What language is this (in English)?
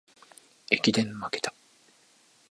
Japanese